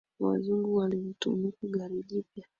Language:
Swahili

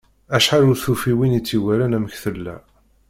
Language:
Kabyle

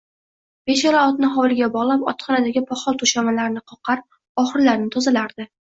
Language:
Uzbek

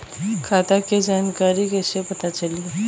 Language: Bhojpuri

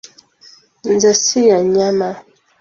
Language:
Ganda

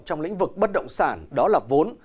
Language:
Vietnamese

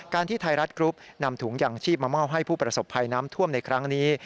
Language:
Thai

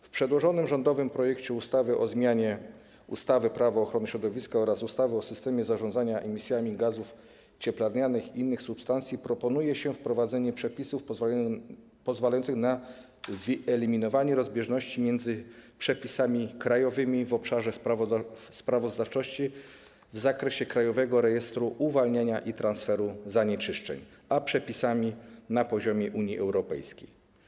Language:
Polish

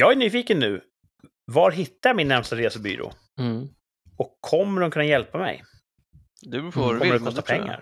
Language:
Swedish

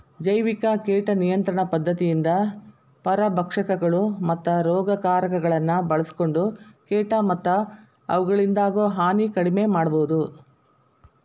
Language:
Kannada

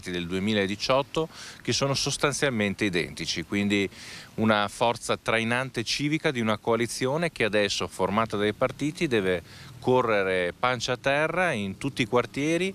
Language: Italian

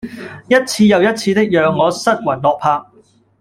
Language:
Cantonese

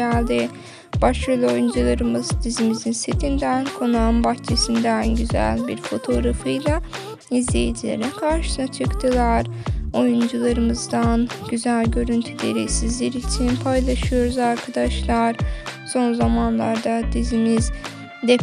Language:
Turkish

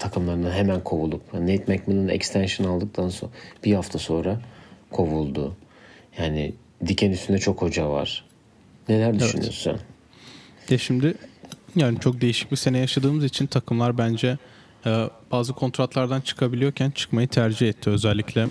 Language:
Turkish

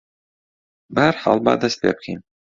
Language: Central Kurdish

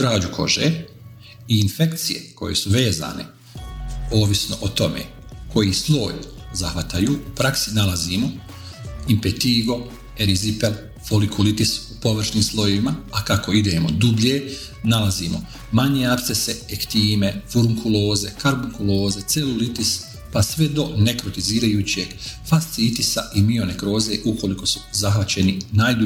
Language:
Croatian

